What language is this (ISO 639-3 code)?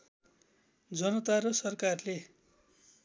nep